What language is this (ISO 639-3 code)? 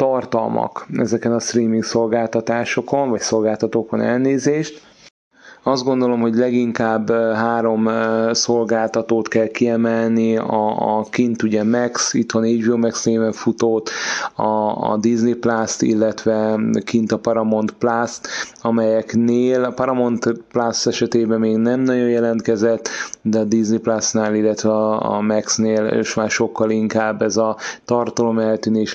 hun